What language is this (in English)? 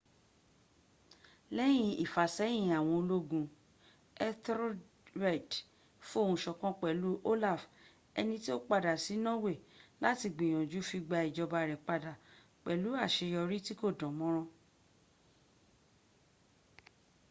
Yoruba